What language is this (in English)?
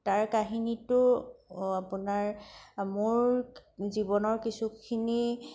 Assamese